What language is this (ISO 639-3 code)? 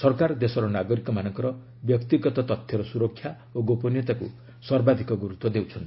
ori